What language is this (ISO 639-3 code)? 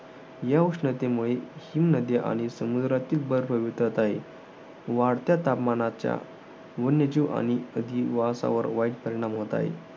mar